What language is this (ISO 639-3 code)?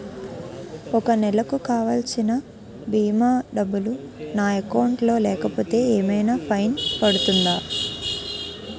tel